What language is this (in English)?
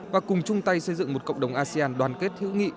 Vietnamese